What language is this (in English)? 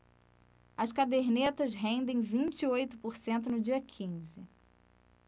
Portuguese